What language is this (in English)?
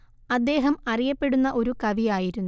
Malayalam